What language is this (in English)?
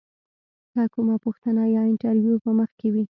Pashto